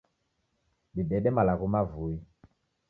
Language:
Taita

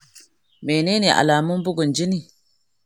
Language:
Hausa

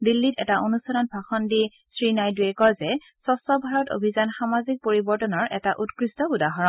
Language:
Assamese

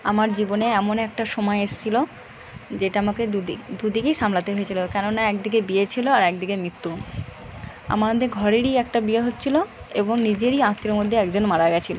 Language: Bangla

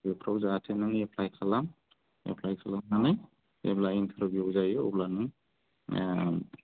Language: Bodo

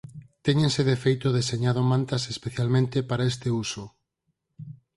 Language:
Galician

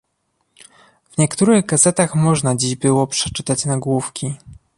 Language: Polish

